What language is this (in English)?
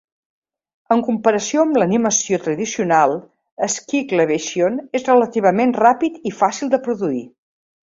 Catalan